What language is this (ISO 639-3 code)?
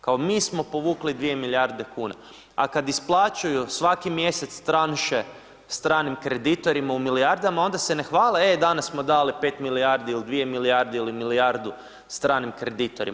hrv